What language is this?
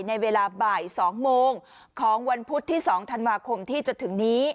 Thai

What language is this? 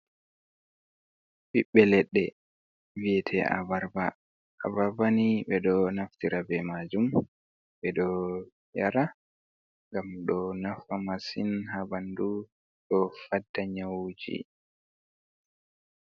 Fula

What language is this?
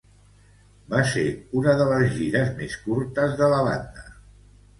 Catalan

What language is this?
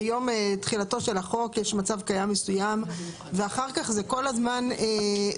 Hebrew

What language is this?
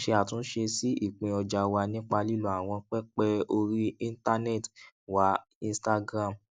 Yoruba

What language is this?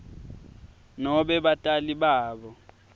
Swati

